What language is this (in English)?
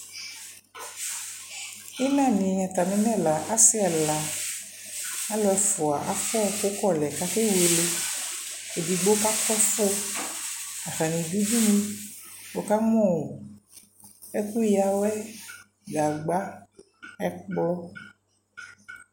Ikposo